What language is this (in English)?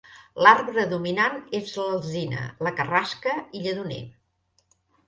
Catalan